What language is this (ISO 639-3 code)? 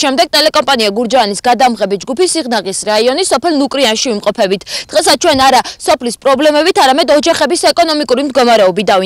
kat